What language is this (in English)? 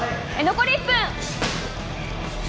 Japanese